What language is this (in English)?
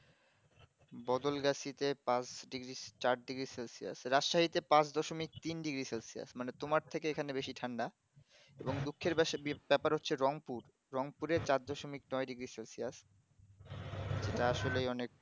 Bangla